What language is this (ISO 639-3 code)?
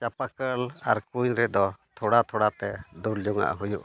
sat